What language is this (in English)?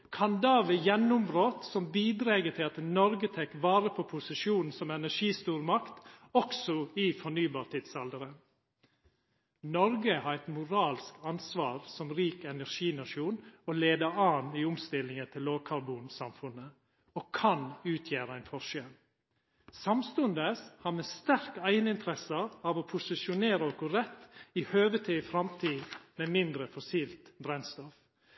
Norwegian Nynorsk